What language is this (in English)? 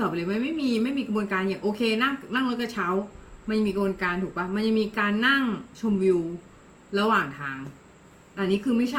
Thai